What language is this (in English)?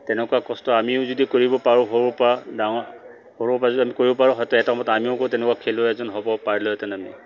Assamese